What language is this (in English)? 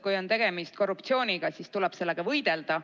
Estonian